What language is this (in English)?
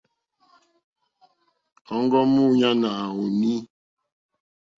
Mokpwe